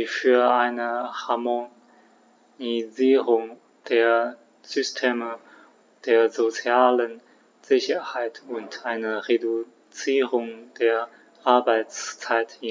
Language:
German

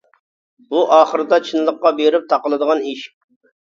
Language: Uyghur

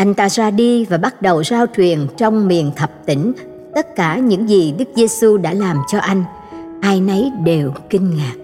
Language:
Vietnamese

